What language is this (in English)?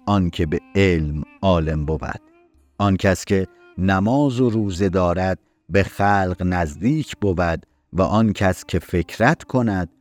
Persian